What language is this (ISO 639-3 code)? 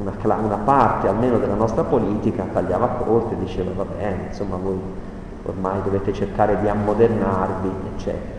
ita